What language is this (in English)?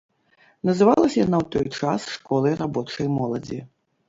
Belarusian